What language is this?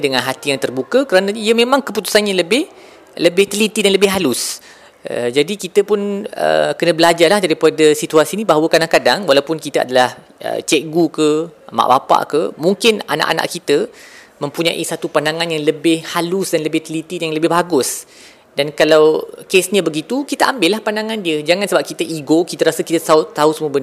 Malay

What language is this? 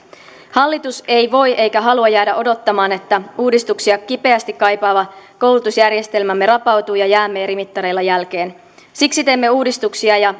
Finnish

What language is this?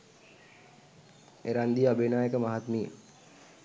Sinhala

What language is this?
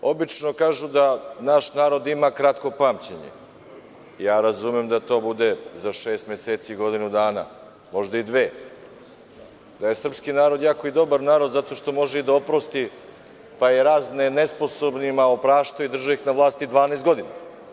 Serbian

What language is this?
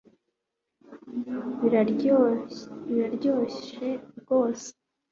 Kinyarwanda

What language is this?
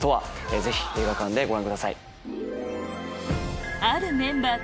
Japanese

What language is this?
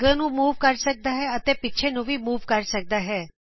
Punjabi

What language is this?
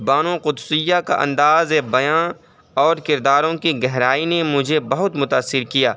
Urdu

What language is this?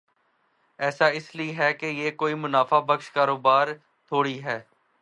Urdu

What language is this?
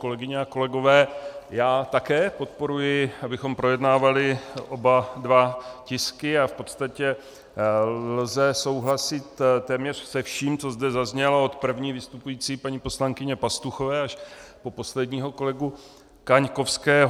Czech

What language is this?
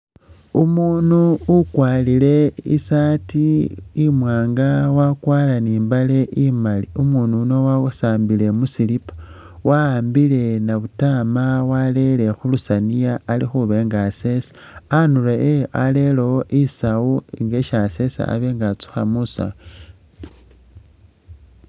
Masaaba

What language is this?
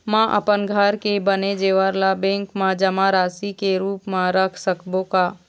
Chhattisgarhi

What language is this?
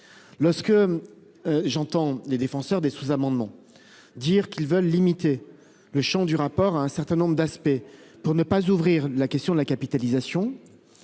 French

